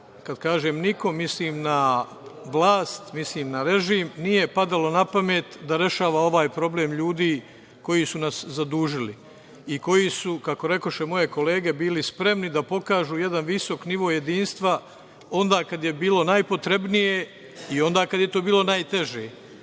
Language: Serbian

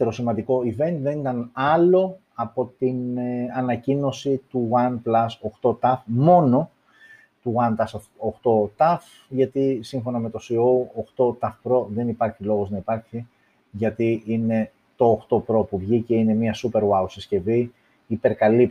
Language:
Greek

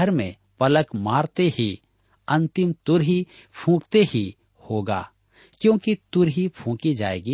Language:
Hindi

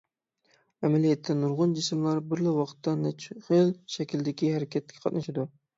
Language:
Uyghur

